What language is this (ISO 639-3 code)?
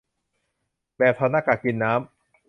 tha